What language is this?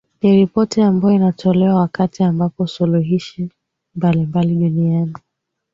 Swahili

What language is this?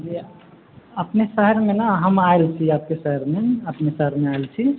Maithili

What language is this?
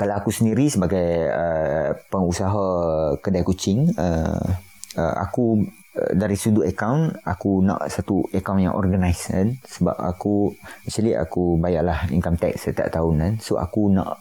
Malay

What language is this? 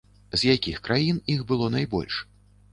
Belarusian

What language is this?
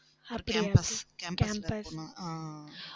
Tamil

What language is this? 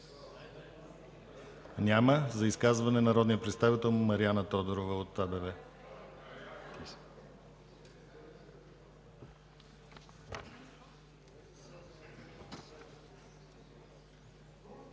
Bulgarian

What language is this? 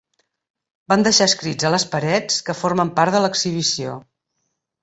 Catalan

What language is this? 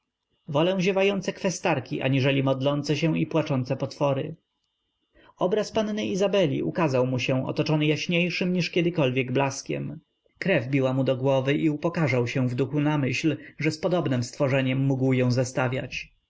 Polish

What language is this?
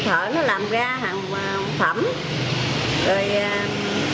Vietnamese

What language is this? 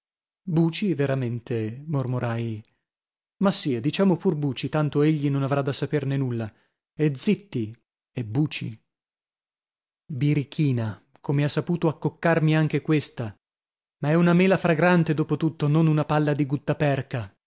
Italian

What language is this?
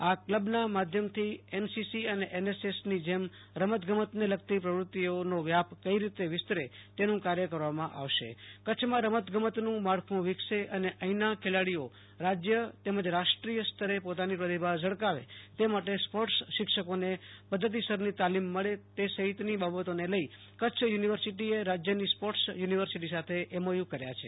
Gujarati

